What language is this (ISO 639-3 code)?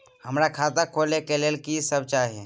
mai